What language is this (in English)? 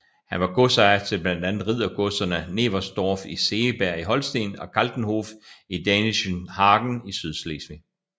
Danish